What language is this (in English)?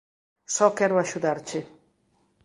Galician